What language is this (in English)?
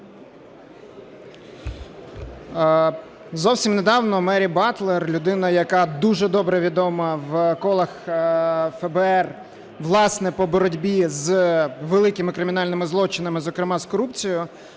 Ukrainian